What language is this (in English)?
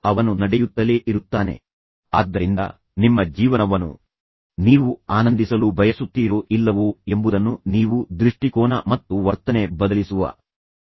Kannada